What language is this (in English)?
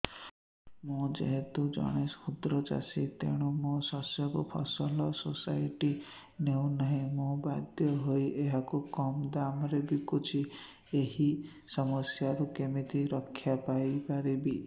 Odia